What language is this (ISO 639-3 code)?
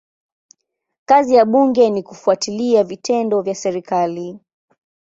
swa